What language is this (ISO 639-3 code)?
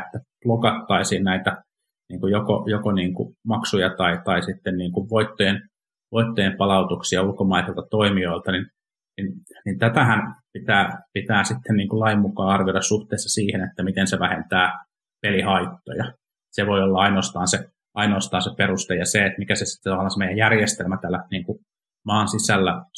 fin